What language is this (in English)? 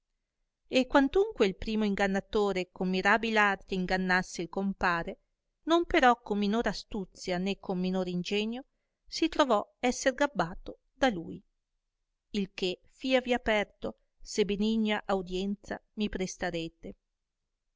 Italian